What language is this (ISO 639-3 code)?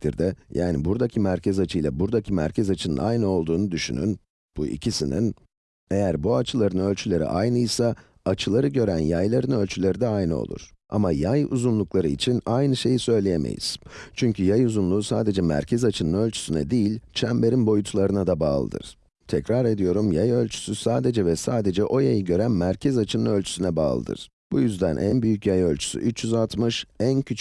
tur